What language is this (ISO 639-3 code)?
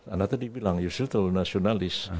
ind